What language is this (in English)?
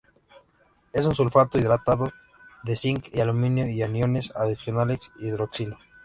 Spanish